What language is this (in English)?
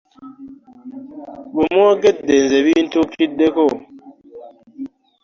Ganda